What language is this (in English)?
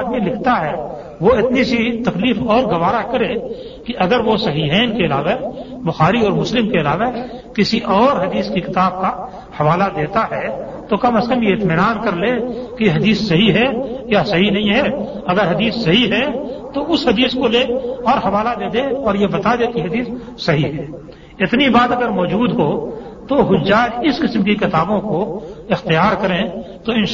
Urdu